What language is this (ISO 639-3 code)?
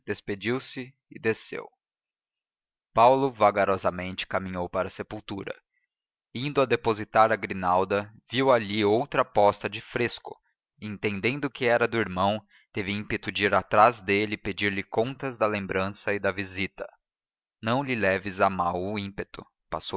por